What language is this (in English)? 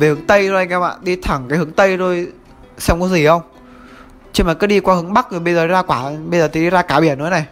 Vietnamese